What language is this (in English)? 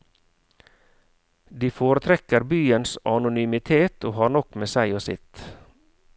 Norwegian